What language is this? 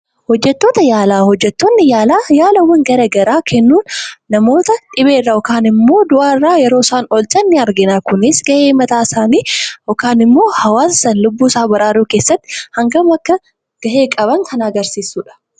Oromo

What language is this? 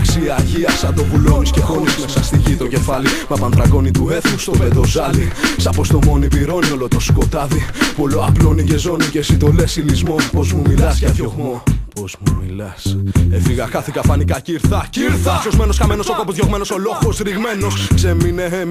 Greek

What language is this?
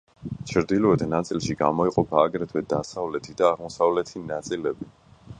Georgian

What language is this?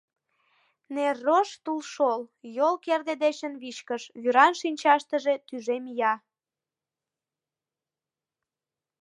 Mari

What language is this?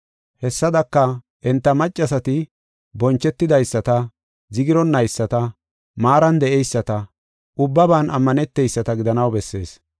Gofa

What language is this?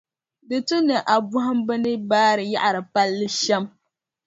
Dagbani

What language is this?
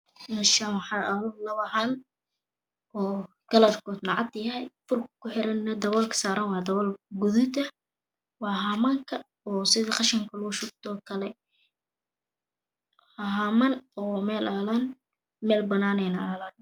Somali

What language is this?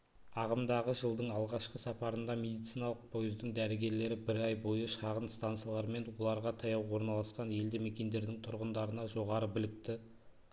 Kazakh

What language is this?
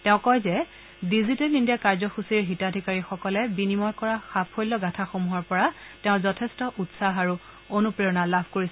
Assamese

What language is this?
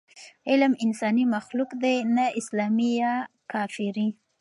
Pashto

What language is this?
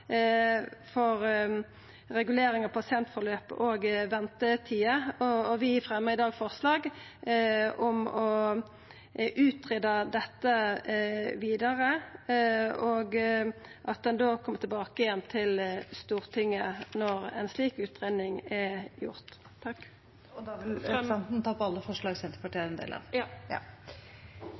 Norwegian Nynorsk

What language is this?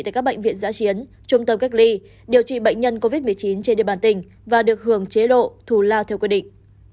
Vietnamese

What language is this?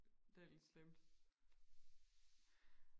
Danish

